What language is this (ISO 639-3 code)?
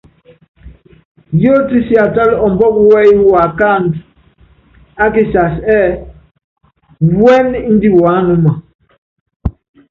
yav